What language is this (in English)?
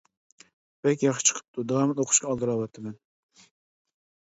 Uyghur